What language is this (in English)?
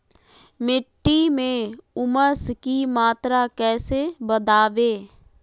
Magahi